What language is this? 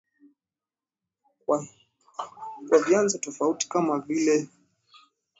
Swahili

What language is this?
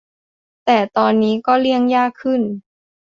Thai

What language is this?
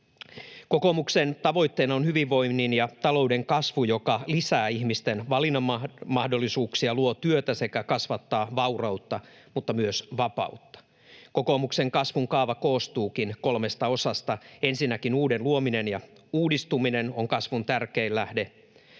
Finnish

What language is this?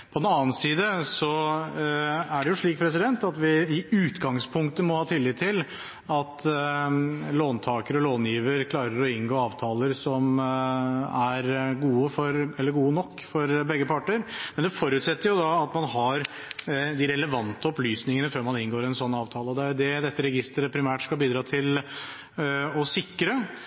Norwegian Bokmål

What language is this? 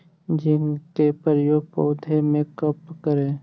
Magahi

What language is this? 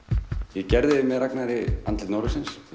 Icelandic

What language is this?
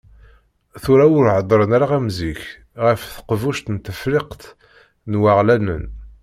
Kabyle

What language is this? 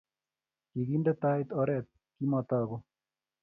Kalenjin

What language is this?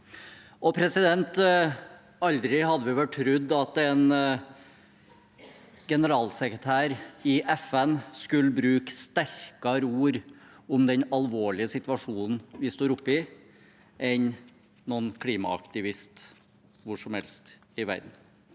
Norwegian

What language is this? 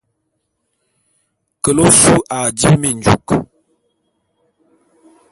Bulu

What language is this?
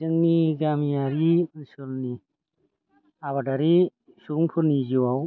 Bodo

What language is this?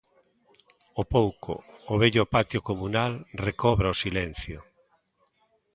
Galician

